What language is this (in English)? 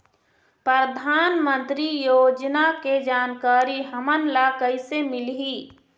Chhattisgarhi